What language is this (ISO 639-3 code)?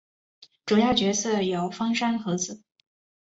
zho